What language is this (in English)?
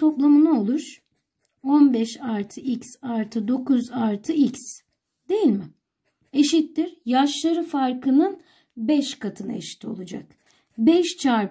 Turkish